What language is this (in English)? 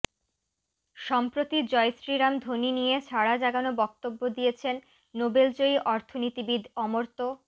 Bangla